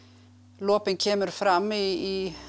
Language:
Icelandic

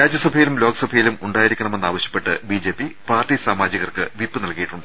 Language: Malayalam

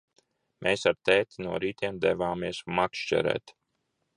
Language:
Latvian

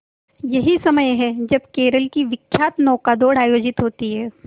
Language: Hindi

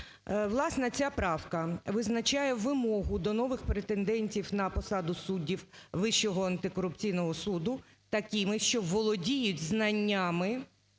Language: Ukrainian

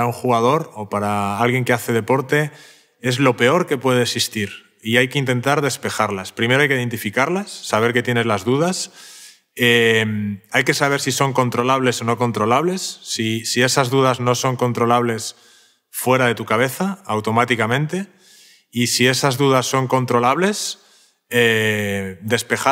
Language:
Spanish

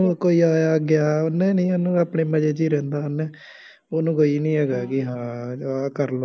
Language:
Punjabi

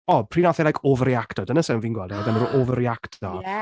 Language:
Welsh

